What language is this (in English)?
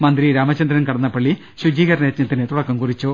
Malayalam